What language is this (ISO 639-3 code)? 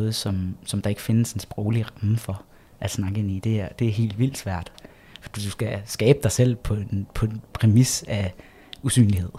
dan